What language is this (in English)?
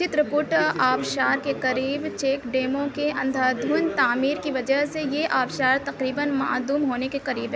Urdu